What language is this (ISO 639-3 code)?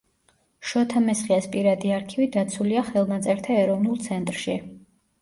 kat